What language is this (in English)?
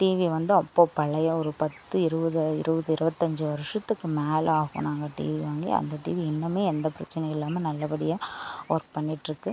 Tamil